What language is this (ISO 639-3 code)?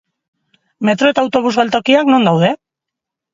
eus